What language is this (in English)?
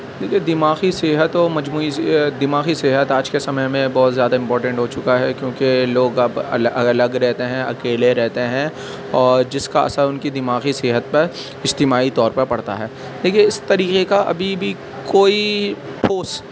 Urdu